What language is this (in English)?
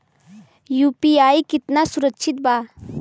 Bhojpuri